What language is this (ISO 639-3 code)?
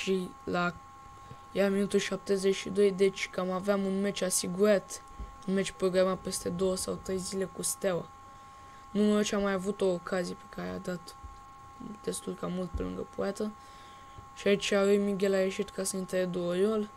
ron